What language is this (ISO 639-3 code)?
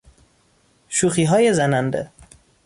fas